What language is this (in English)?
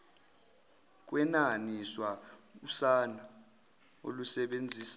Zulu